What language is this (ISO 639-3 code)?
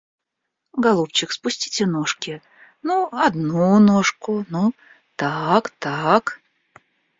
rus